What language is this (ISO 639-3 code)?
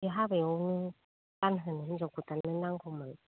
brx